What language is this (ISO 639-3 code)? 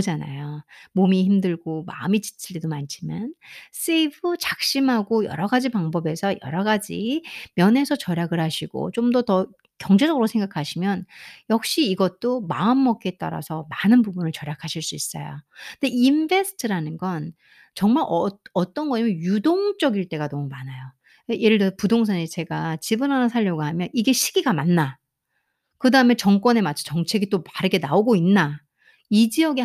kor